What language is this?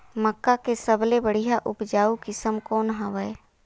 Chhattisgarhi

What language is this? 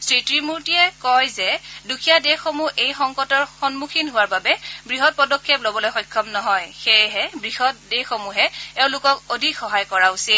Assamese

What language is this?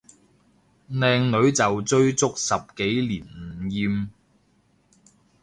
Cantonese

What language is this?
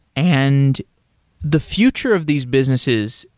English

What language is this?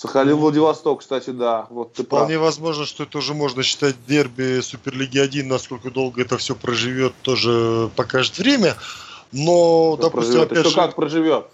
Russian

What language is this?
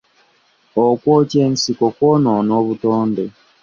Ganda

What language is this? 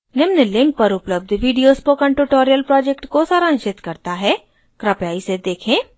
Hindi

